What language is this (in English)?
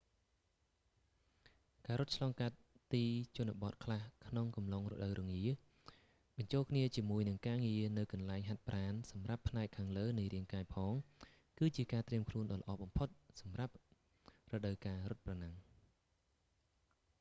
Khmer